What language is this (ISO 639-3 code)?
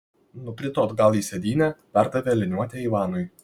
lit